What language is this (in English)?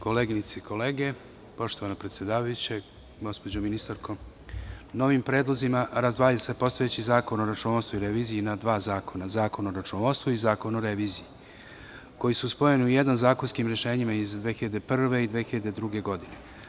Serbian